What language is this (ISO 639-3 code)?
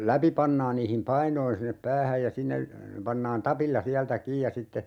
fin